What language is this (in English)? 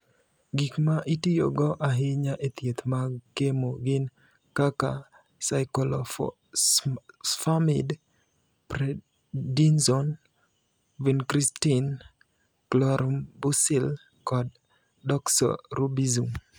Luo (Kenya and Tanzania)